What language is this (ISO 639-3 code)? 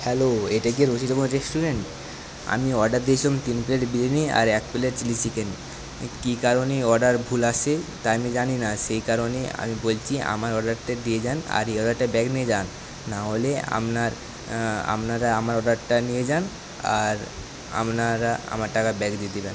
ben